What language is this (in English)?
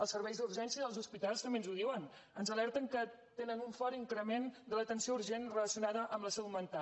Catalan